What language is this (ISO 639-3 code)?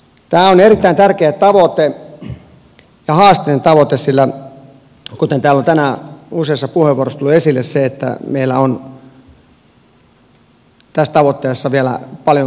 fin